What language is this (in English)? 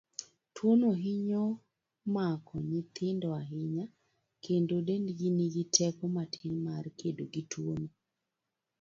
Luo (Kenya and Tanzania)